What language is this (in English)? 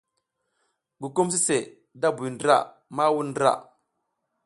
South Giziga